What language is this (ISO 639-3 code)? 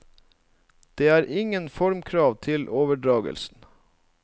nor